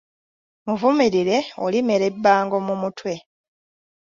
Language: Ganda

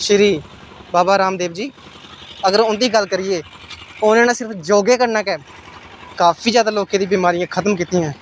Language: Dogri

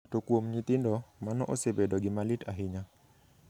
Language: Luo (Kenya and Tanzania)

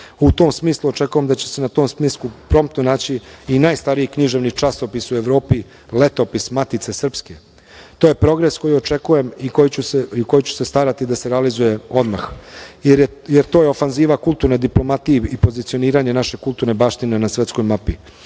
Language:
Serbian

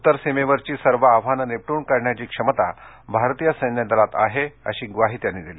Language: Marathi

